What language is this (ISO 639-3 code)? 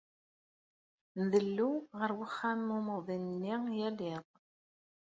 kab